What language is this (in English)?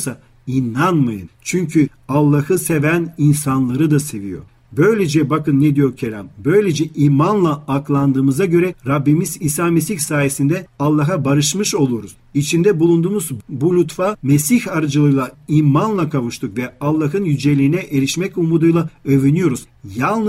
Turkish